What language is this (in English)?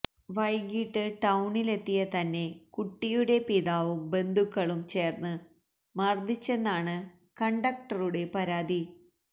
Malayalam